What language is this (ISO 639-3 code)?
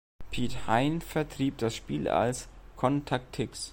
deu